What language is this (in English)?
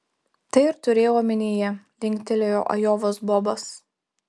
Lithuanian